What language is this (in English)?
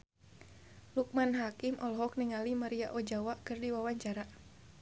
Sundanese